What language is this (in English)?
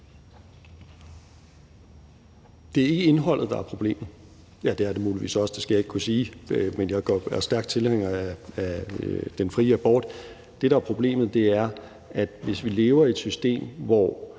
Danish